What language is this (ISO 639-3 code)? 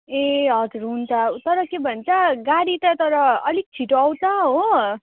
nep